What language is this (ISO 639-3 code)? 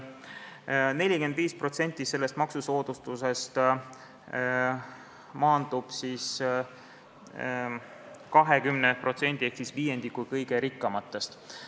est